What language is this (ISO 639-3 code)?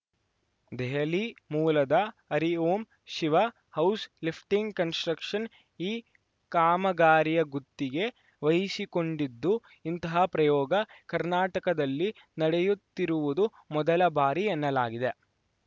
kan